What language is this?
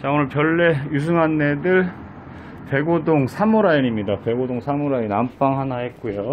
Korean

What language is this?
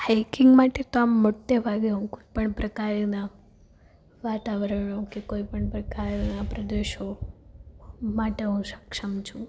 Gujarati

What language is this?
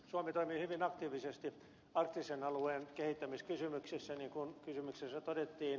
Finnish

